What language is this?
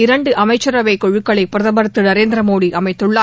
Tamil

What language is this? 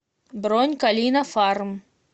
Russian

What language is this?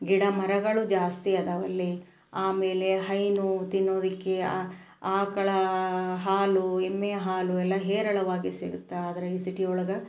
Kannada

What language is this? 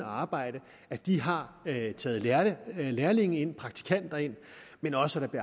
Danish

